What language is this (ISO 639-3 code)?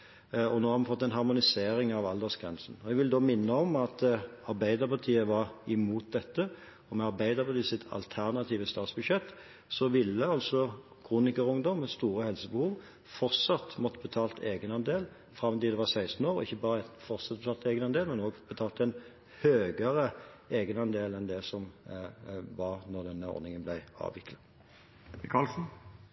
nob